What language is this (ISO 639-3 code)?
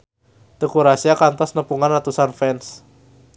sun